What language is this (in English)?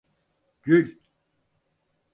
Turkish